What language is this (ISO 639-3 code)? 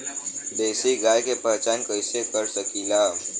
bho